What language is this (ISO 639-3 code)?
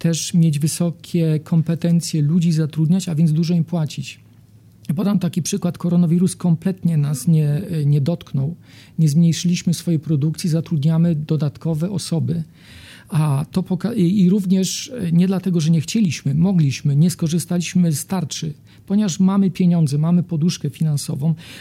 pol